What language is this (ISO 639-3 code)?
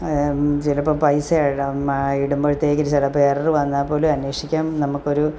mal